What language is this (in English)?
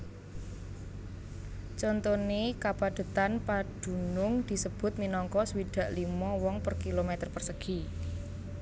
Javanese